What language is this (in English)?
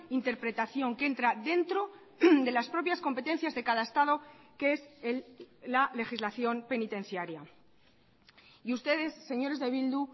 Spanish